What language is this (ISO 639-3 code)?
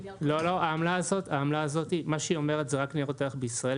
heb